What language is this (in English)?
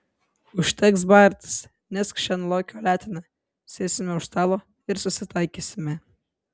Lithuanian